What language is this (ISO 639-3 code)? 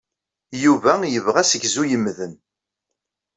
kab